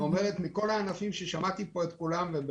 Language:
Hebrew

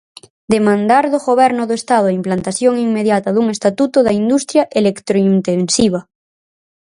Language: Galician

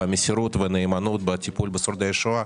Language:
Hebrew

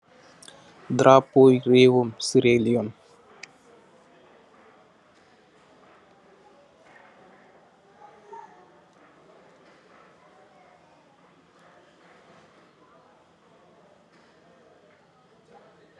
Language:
Wolof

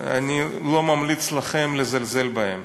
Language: Hebrew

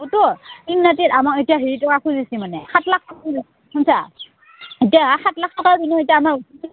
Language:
Assamese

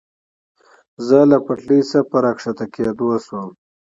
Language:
Pashto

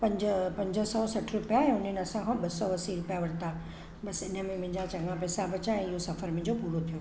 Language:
Sindhi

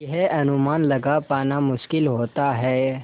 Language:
Hindi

